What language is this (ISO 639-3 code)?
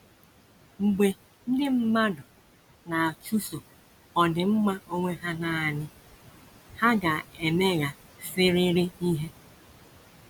ibo